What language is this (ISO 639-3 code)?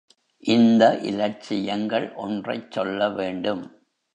tam